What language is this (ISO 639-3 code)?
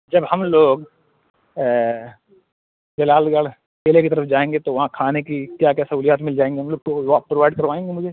urd